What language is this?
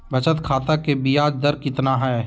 Magahi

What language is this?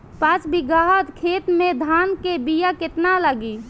Bhojpuri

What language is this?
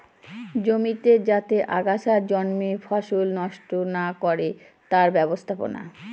Bangla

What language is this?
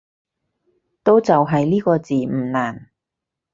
Cantonese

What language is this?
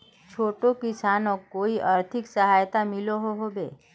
Magahi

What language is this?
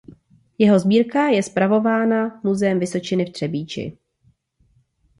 Czech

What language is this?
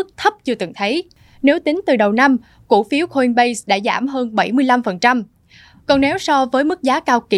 Vietnamese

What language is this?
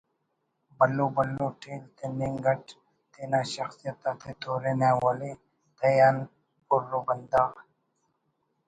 Brahui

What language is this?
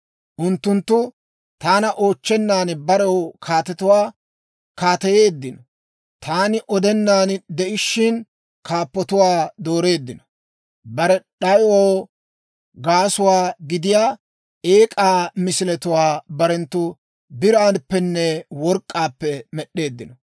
Dawro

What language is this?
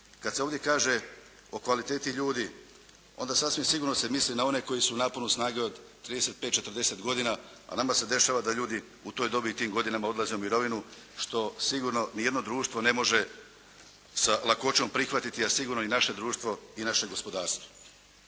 Croatian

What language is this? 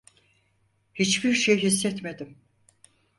Turkish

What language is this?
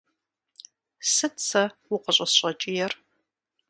Kabardian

